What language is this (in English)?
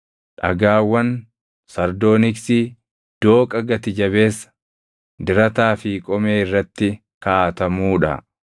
Oromo